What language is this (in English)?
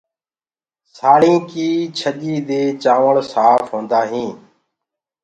Gurgula